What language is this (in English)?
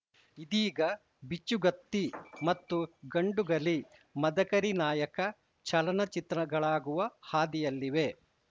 Kannada